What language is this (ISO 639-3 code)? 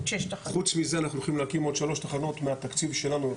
heb